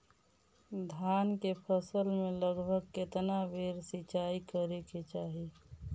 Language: Bhojpuri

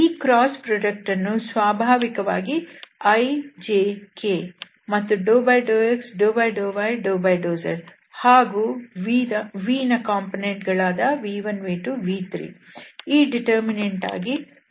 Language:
Kannada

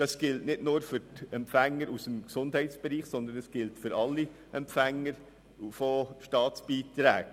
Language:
Swiss German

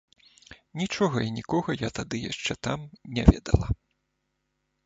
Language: Belarusian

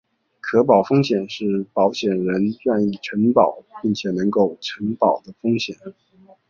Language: Chinese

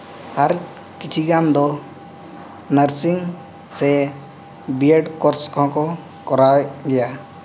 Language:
Santali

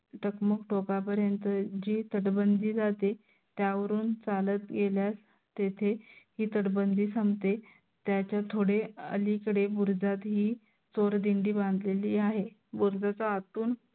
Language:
Marathi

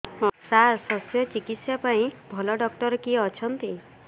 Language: Odia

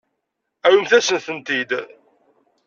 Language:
Kabyle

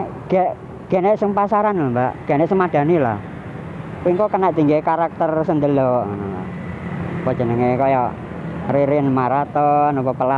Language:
Indonesian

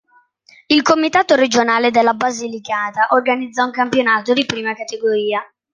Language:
Italian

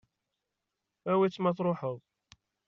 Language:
Kabyle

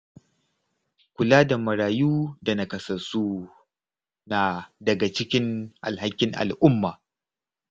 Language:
Hausa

